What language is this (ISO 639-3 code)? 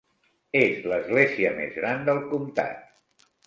cat